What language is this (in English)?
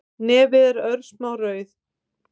Icelandic